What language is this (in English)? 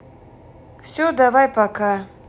Russian